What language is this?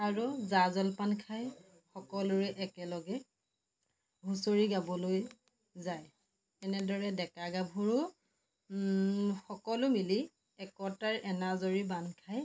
Assamese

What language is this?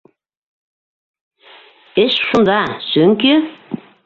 Bashkir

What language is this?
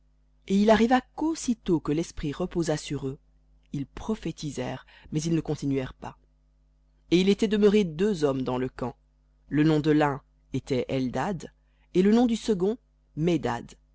French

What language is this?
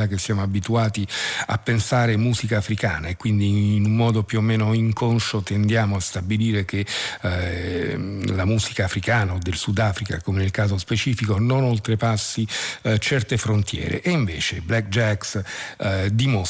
Italian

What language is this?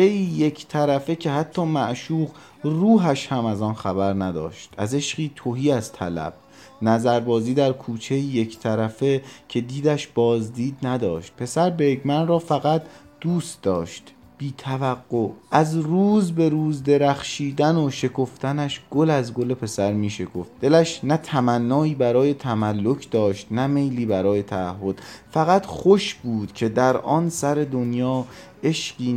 Persian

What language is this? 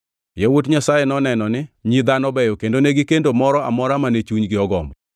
Luo (Kenya and Tanzania)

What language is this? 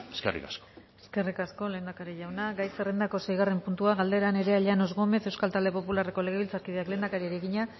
Basque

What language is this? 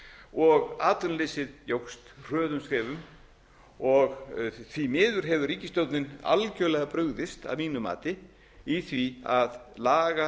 Icelandic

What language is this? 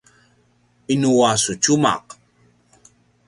Paiwan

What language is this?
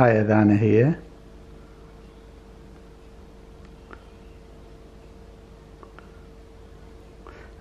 Arabic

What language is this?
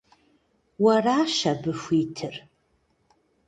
Kabardian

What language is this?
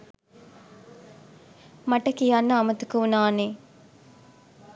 Sinhala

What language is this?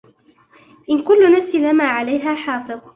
Arabic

